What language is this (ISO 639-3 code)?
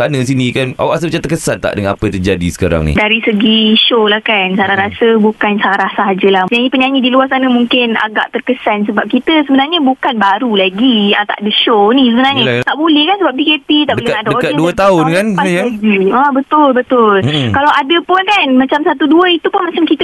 msa